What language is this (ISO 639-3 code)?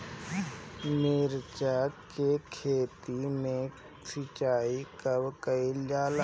bho